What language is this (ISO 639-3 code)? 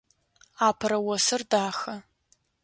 ady